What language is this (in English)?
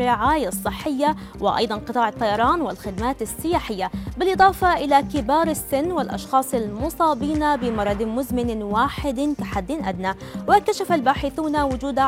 Arabic